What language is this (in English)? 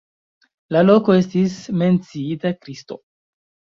Esperanto